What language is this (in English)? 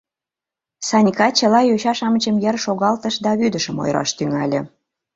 Mari